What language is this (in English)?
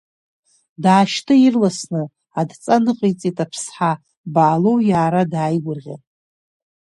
Abkhazian